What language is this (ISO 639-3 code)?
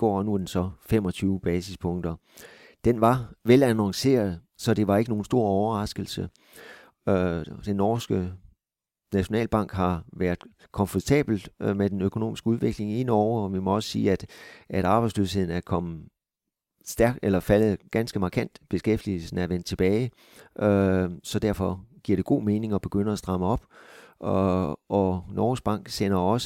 dan